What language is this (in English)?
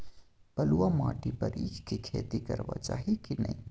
Maithili